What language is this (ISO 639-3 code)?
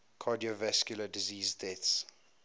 eng